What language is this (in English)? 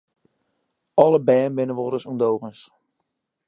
Western Frisian